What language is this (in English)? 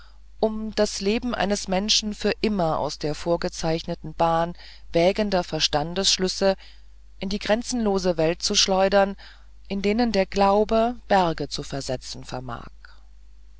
German